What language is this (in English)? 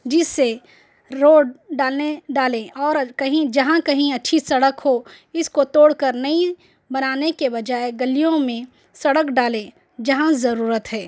Urdu